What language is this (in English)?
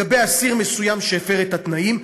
Hebrew